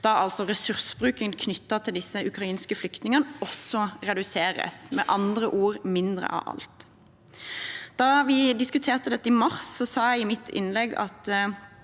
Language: Norwegian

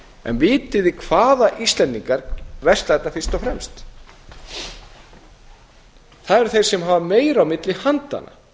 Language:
Icelandic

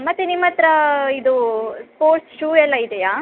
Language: Kannada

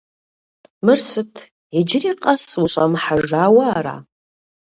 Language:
Kabardian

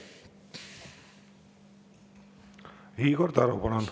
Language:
Estonian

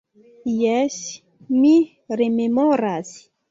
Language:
Esperanto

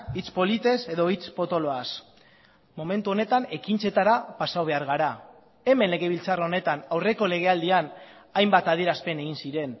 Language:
Basque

